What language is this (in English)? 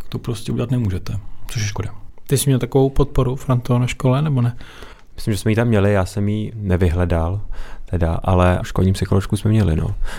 Czech